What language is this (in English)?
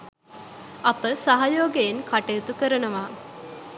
Sinhala